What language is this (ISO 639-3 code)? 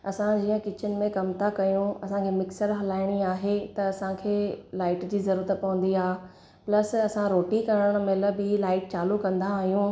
snd